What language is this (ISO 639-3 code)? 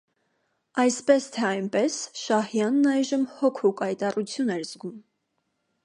hye